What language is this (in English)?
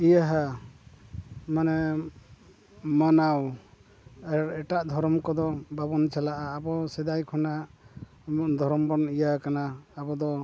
Santali